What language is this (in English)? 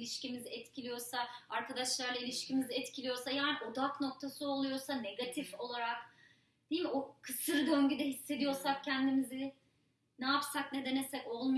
Turkish